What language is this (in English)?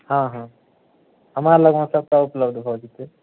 Maithili